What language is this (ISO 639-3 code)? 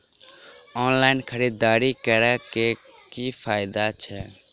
mai